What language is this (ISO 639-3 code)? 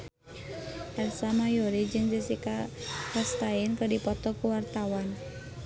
sun